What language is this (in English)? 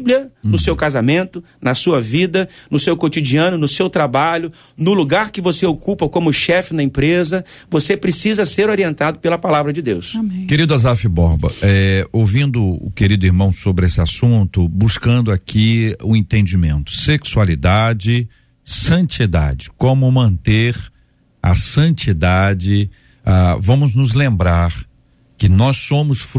Portuguese